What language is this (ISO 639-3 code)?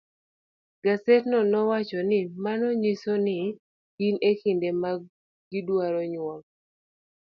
luo